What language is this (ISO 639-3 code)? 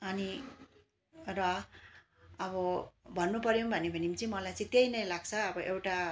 nep